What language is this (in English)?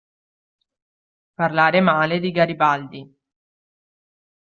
Italian